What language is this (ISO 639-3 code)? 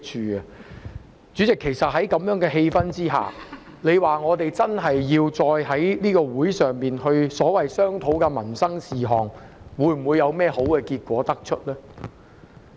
yue